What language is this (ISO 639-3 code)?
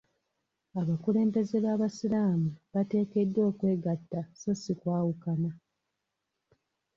lug